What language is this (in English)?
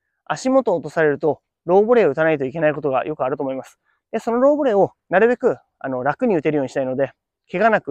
Japanese